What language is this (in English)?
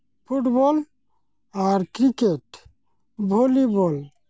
Santali